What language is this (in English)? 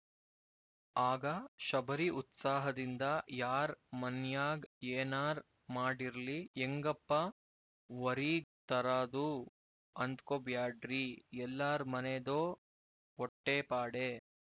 Kannada